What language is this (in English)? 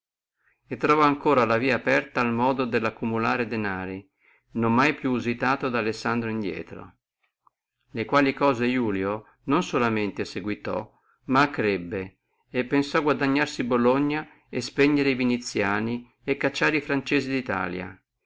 Italian